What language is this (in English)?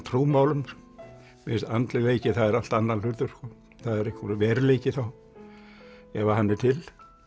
Icelandic